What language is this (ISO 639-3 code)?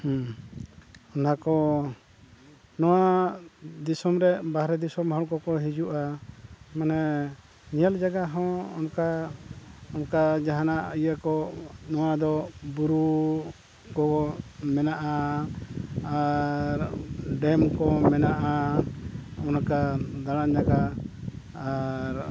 sat